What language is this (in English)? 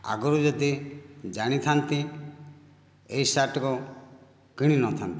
Odia